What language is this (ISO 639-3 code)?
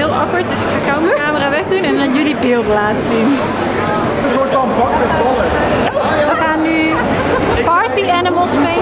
nld